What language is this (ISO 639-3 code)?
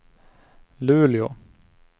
swe